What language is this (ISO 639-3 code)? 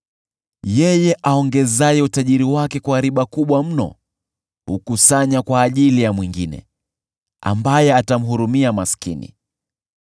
swa